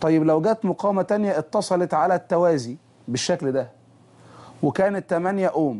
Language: Arabic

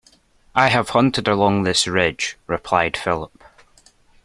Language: English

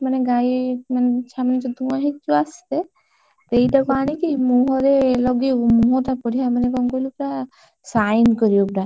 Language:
Odia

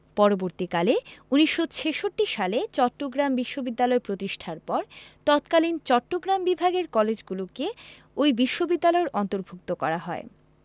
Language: Bangla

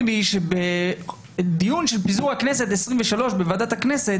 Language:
Hebrew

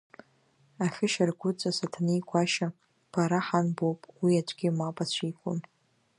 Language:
Abkhazian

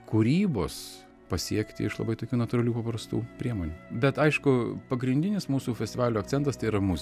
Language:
Lithuanian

